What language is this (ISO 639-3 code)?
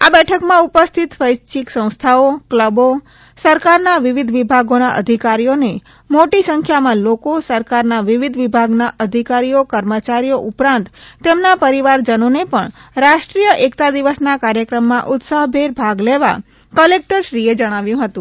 guj